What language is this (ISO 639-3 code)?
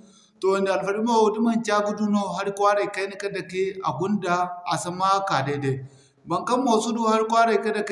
dje